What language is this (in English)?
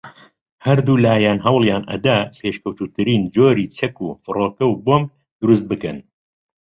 Central Kurdish